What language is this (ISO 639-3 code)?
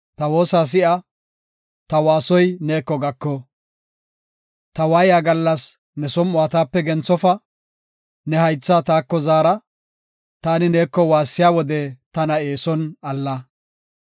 gof